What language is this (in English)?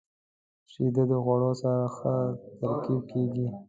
Pashto